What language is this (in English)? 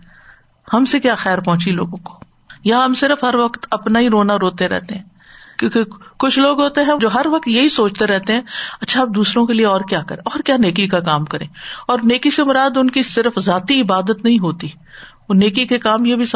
Urdu